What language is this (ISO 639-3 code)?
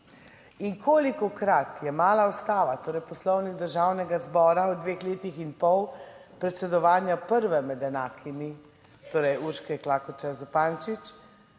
slv